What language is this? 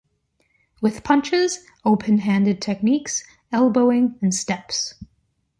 English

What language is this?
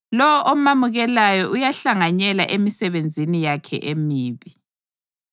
North Ndebele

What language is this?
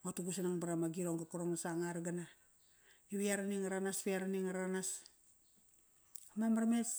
Kairak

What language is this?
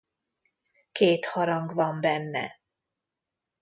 Hungarian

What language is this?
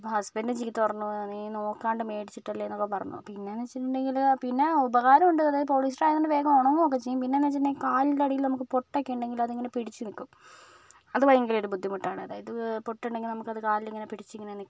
Malayalam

